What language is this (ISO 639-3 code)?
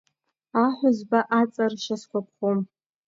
abk